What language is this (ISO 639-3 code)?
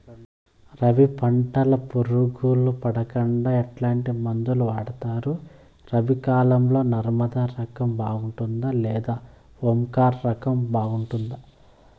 tel